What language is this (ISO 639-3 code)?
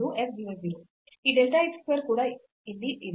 kan